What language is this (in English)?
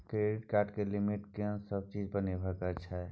Maithili